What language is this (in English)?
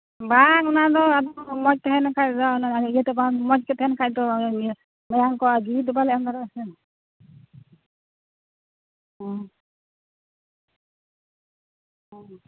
Santali